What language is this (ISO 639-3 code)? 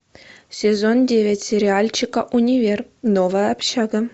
rus